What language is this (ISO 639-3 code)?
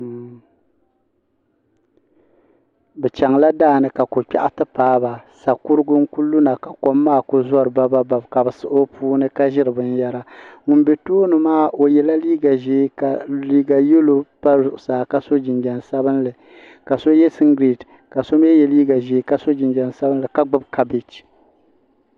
dag